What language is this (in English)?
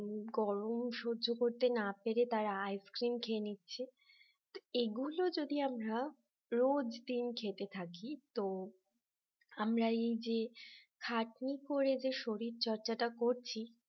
Bangla